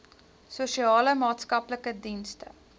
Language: Afrikaans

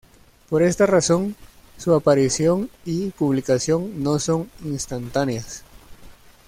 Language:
Spanish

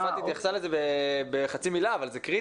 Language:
Hebrew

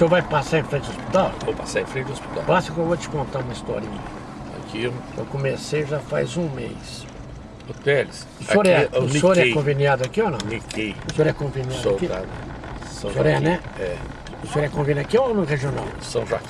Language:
Portuguese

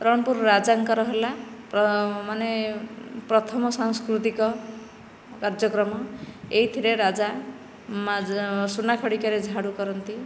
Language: Odia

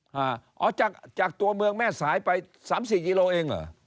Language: Thai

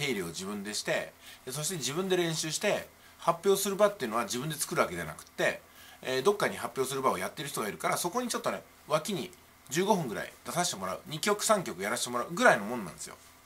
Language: Japanese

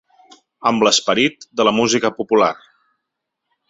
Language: Catalan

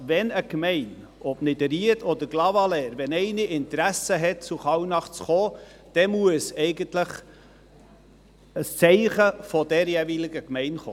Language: Swiss German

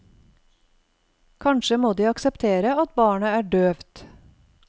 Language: Norwegian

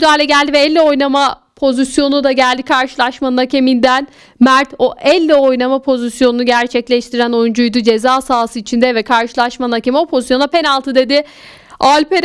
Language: Turkish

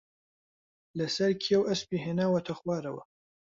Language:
Central Kurdish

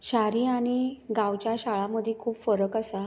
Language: Konkani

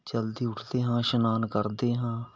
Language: Punjabi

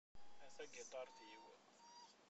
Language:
Kabyle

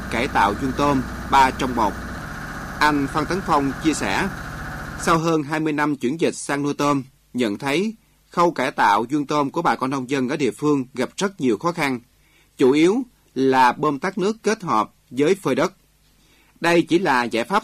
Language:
Vietnamese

